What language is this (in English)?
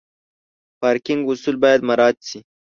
Pashto